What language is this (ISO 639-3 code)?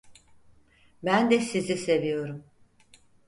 tur